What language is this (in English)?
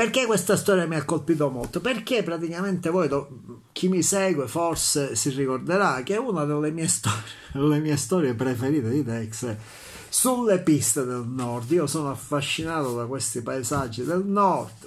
Italian